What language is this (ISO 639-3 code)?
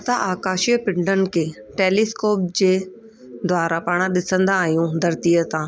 snd